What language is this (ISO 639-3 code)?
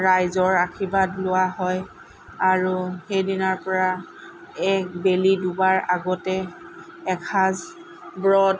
asm